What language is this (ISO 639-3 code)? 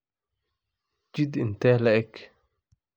som